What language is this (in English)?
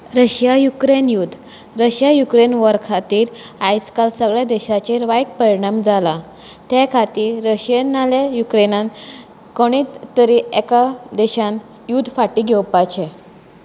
Konkani